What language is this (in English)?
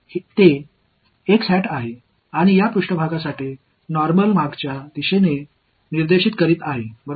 Tamil